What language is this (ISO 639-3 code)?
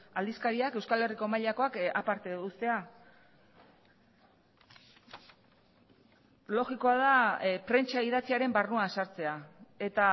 eus